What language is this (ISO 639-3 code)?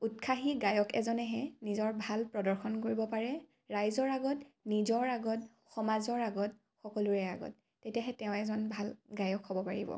asm